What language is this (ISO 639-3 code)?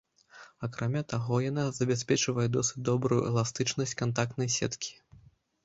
bel